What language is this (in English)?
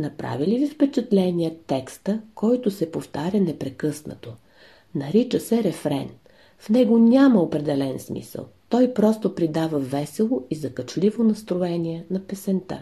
Bulgarian